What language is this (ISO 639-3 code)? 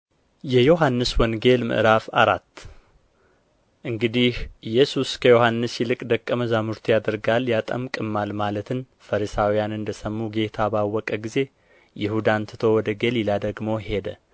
amh